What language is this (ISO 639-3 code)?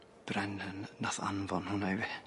cym